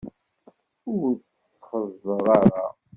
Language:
Kabyle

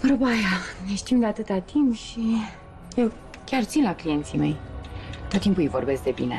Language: Romanian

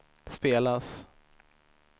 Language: Swedish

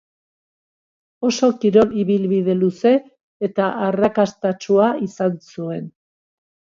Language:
Basque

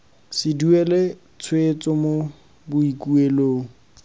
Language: Tswana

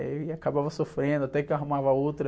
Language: Portuguese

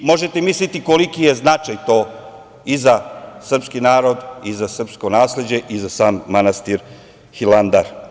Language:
Serbian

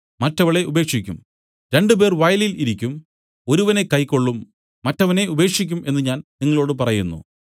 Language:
Malayalam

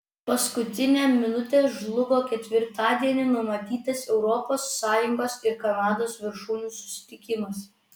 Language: Lithuanian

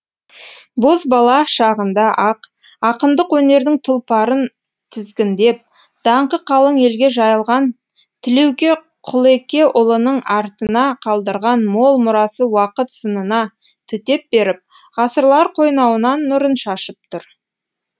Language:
Kazakh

